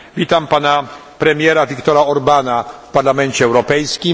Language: Polish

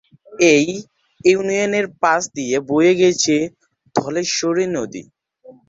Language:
Bangla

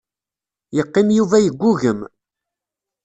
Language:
Kabyle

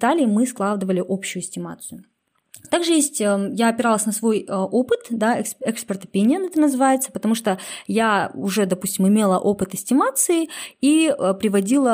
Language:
Russian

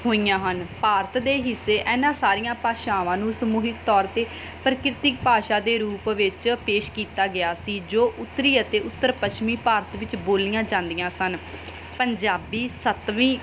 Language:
Punjabi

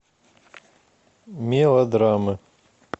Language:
Russian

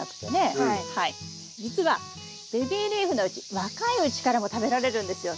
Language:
Japanese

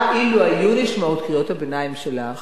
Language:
Hebrew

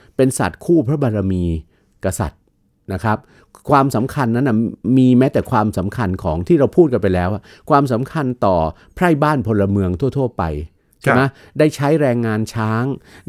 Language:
Thai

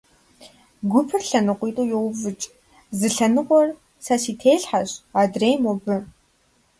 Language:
Kabardian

